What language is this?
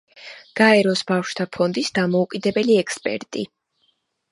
Georgian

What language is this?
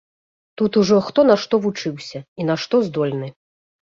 Belarusian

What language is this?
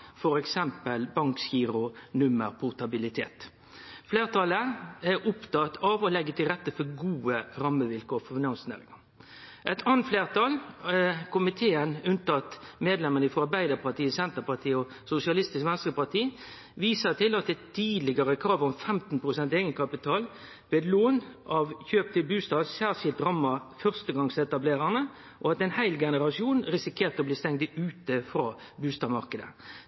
Norwegian Nynorsk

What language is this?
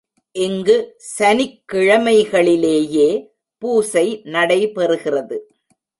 Tamil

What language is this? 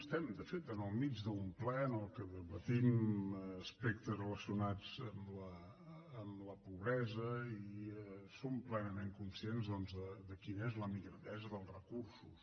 Catalan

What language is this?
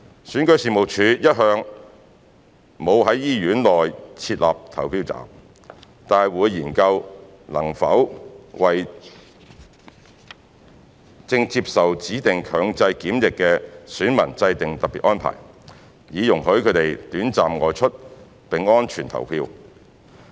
Cantonese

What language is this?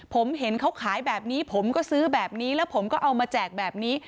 Thai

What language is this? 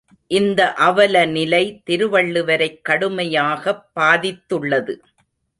Tamil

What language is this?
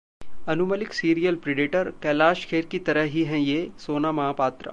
Hindi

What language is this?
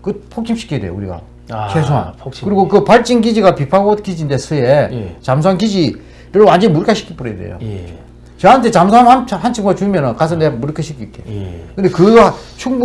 Korean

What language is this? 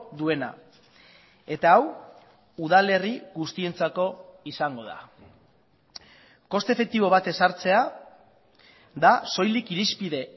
Basque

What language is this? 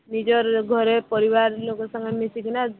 Odia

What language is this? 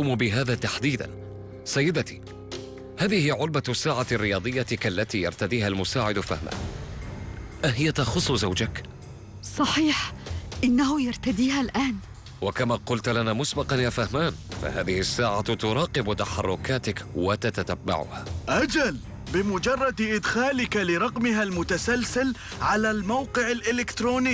Arabic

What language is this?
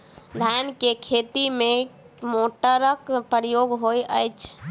Maithili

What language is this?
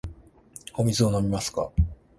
Japanese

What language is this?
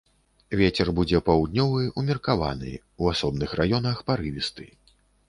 Belarusian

